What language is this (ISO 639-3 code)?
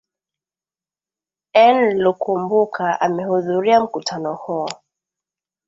swa